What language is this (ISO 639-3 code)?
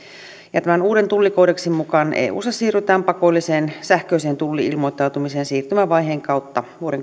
fin